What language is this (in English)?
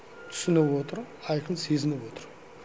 Kazakh